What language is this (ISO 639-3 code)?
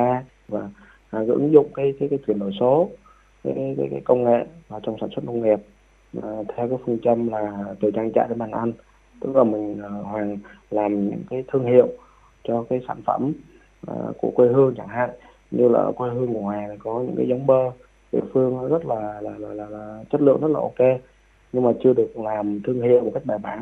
vie